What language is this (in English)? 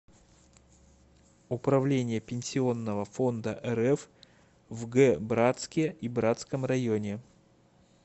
Russian